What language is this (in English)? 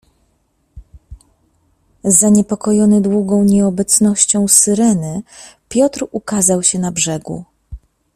Polish